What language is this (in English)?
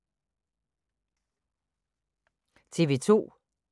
Danish